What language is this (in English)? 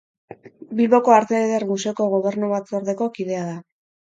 Basque